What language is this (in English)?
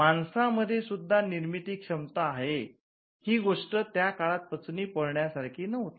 Marathi